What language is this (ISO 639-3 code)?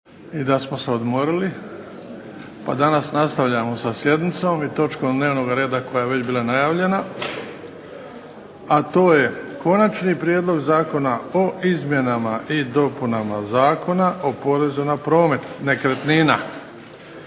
hrv